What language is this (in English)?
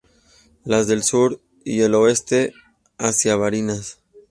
Spanish